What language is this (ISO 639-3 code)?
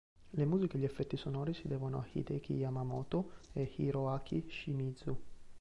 ita